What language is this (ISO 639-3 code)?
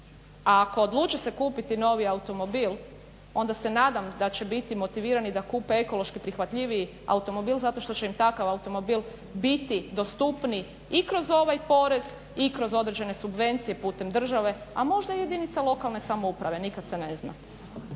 hrv